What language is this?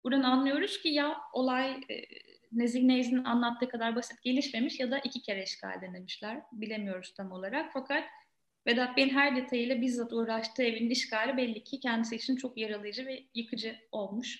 Turkish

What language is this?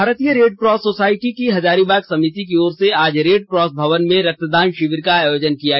Hindi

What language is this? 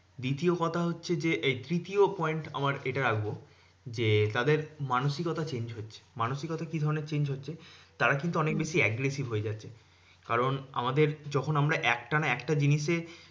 Bangla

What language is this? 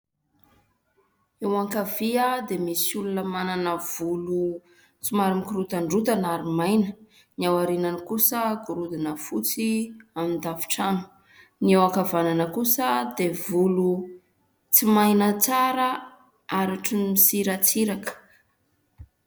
Malagasy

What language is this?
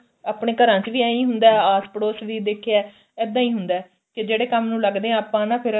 Punjabi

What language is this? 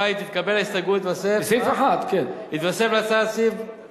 Hebrew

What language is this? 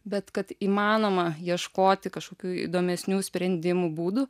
Lithuanian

